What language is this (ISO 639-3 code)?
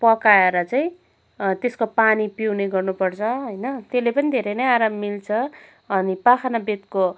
nep